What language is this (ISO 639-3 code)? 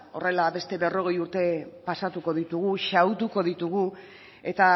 eus